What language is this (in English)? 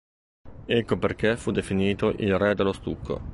Italian